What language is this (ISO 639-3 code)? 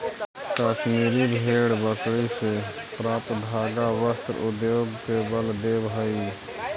mag